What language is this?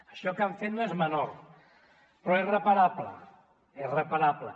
Catalan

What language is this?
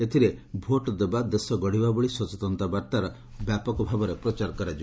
Odia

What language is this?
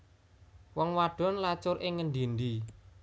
Javanese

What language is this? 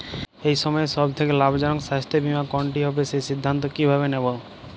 Bangla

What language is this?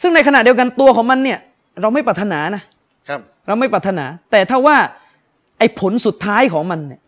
Thai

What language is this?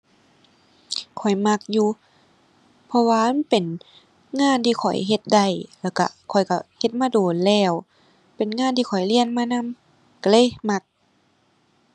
Thai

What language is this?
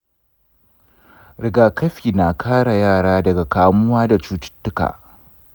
Hausa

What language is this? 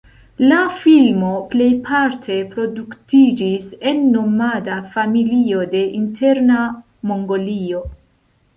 Esperanto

